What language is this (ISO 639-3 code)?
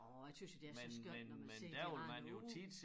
dan